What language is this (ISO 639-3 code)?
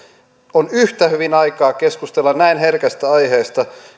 fin